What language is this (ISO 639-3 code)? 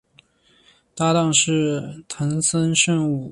zho